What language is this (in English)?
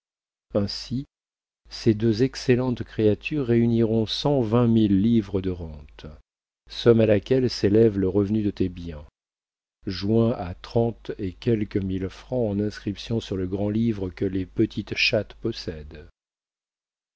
French